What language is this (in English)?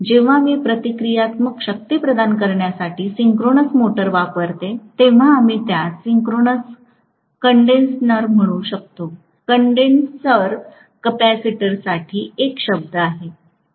Marathi